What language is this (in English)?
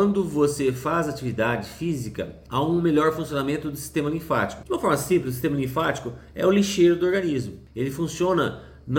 Portuguese